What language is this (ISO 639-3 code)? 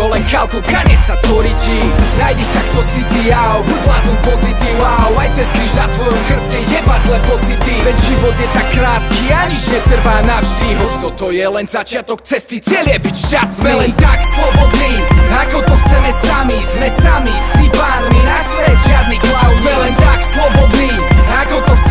slk